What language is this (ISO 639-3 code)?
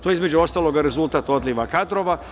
srp